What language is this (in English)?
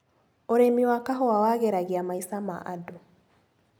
Kikuyu